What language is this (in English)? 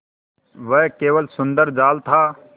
Hindi